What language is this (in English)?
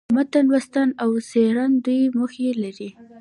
Pashto